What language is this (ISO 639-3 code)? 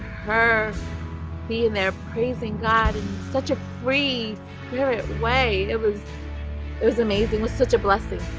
eng